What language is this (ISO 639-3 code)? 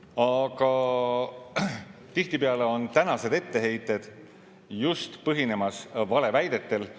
est